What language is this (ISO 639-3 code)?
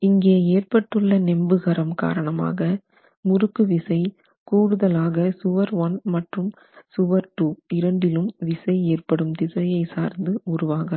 tam